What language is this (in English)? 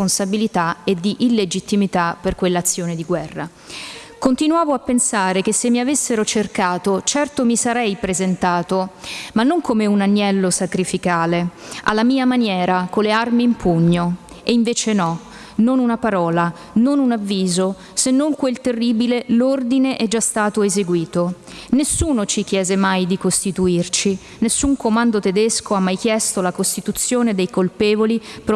Italian